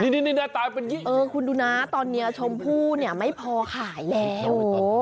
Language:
Thai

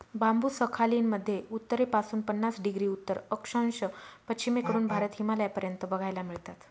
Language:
Marathi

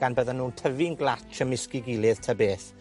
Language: Welsh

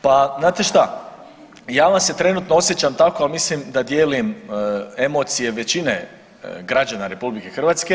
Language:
Croatian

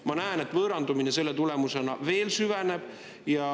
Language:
Estonian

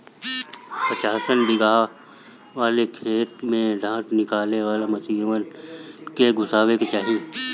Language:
Bhojpuri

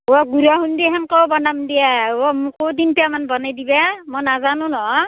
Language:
Assamese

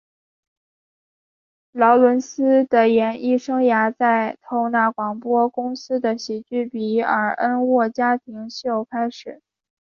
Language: Chinese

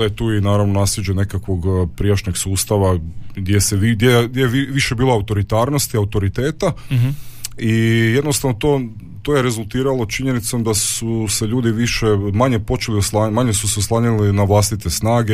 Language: Croatian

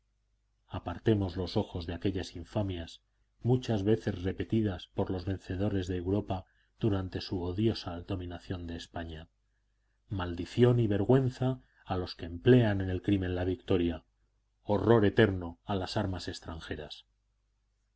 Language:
Spanish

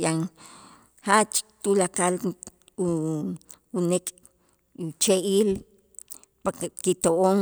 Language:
Itzá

